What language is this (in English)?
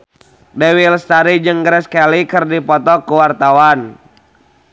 Sundanese